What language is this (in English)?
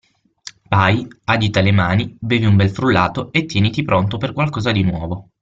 Italian